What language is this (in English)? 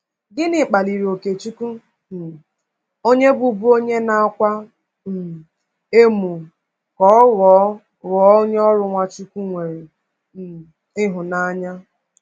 Igbo